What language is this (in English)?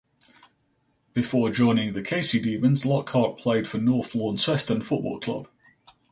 English